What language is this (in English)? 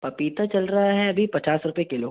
Hindi